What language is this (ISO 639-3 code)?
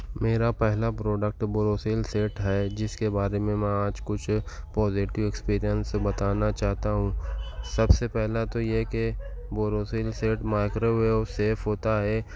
urd